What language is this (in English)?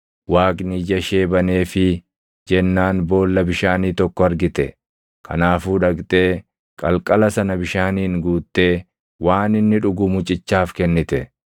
Oromo